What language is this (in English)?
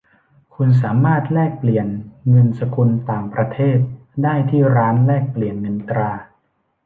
Thai